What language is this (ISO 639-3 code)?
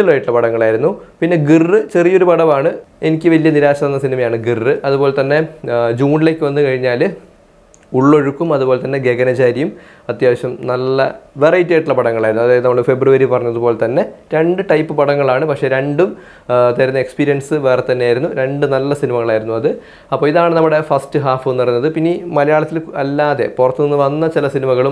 mal